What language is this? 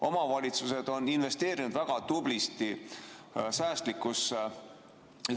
Estonian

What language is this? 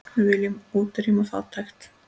Icelandic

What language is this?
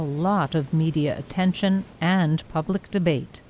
Vietnamese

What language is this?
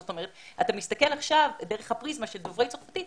Hebrew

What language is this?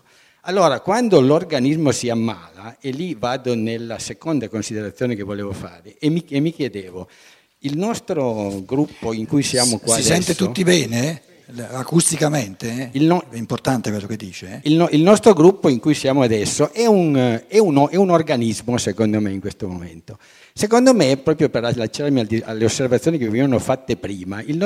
Italian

